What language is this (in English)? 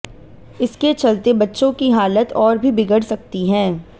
Hindi